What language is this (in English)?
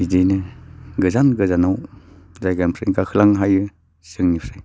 Bodo